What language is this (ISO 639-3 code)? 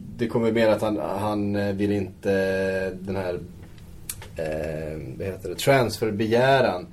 swe